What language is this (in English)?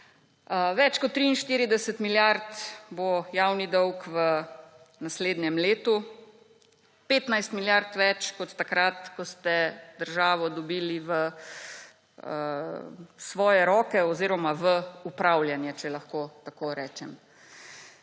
Slovenian